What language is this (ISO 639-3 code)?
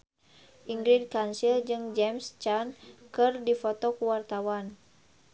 sun